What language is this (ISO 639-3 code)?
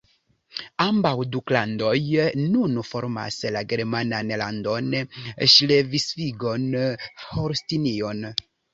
epo